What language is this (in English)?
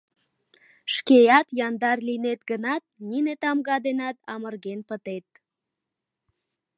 Mari